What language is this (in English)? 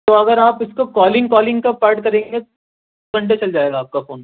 Urdu